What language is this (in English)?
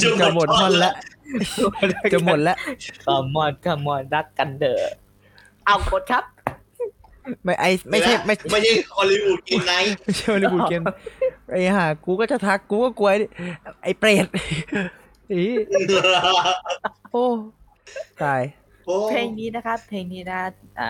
Thai